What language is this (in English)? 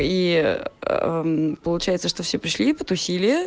Russian